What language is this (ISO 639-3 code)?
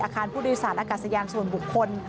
tha